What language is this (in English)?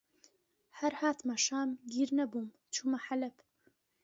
Central Kurdish